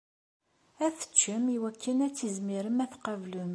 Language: Kabyle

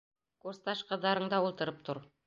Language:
Bashkir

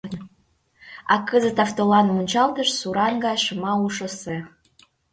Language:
Mari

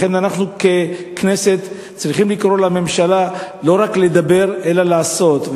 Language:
Hebrew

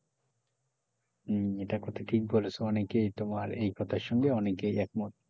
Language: Bangla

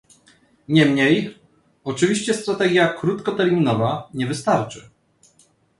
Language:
Polish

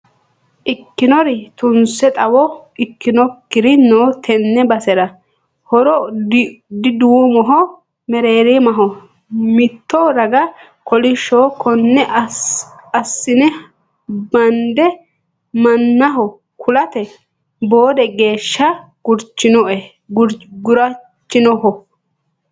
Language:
Sidamo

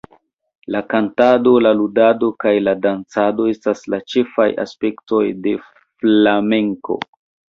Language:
Esperanto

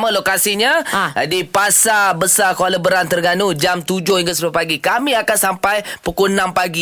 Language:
Malay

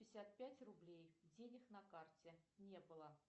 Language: Russian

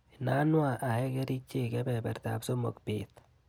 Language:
Kalenjin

